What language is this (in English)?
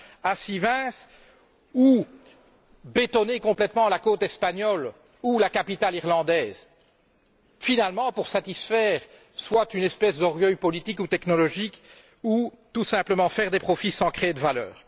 French